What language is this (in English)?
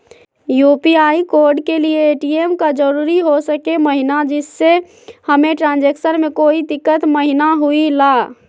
Magahi